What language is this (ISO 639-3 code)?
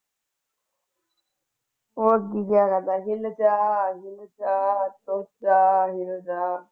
pan